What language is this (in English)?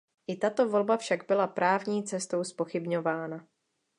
Czech